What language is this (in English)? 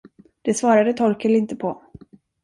Swedish